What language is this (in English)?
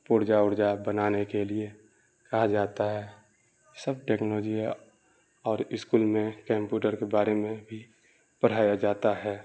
Urdu